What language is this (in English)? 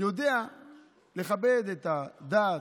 Hebrew